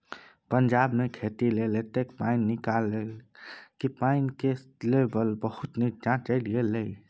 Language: Maithili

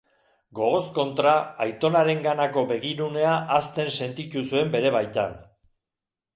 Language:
Basque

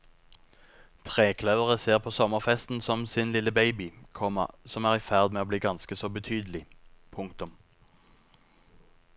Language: Norwegian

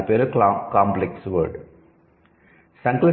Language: Telugu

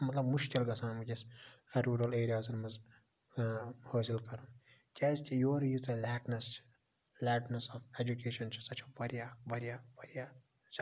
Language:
Kashmiri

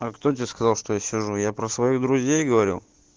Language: Russian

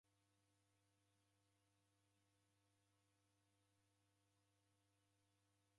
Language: Taita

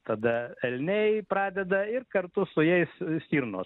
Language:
Lithuanian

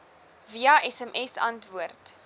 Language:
Afrikaans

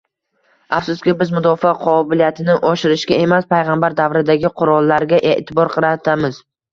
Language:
Uzbek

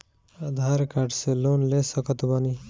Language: Bhojpuri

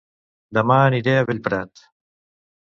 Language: Catalan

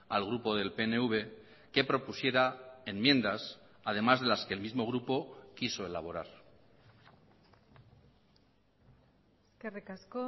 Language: Spanish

